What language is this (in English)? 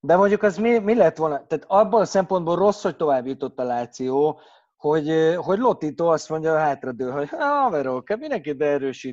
Hungarian